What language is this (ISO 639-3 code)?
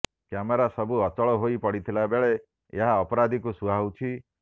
ori